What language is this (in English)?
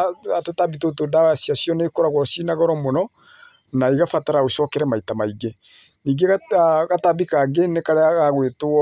Kikuyu